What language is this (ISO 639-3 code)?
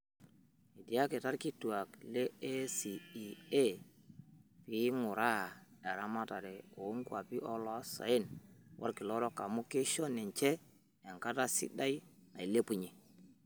mas